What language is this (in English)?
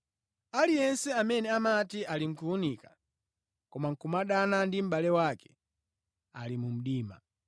Nyanja